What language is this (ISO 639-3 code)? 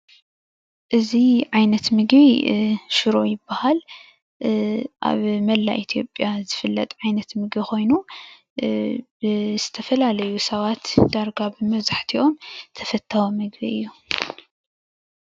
tir